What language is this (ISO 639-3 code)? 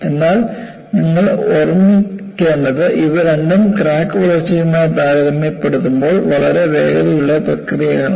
mal